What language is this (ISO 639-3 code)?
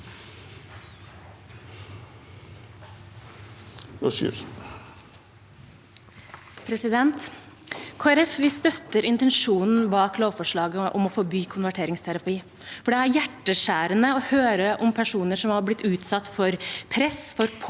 nor